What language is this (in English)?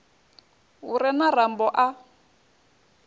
Venda